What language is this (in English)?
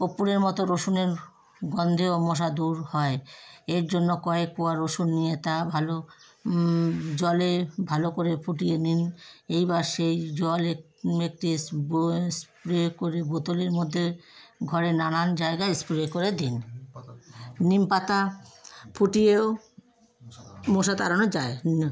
Bangla